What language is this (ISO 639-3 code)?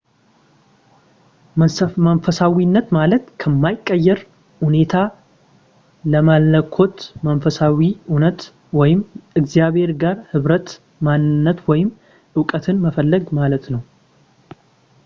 amh